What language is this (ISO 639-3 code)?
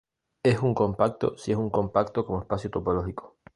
spa